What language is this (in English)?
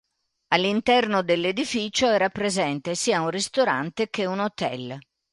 Italian